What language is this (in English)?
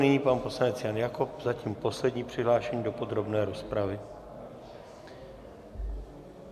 Czech